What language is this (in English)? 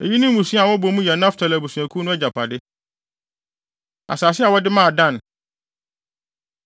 Akan